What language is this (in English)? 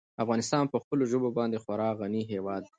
Pashto